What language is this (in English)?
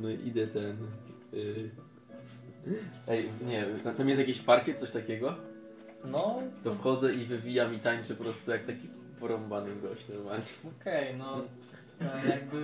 Polish